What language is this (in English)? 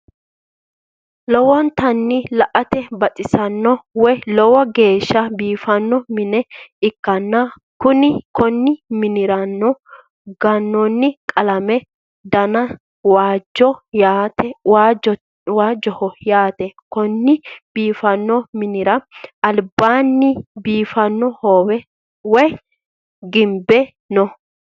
Sidamo